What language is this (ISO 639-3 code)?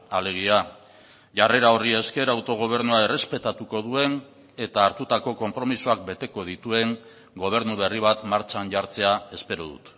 eus